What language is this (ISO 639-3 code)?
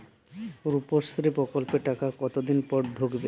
ben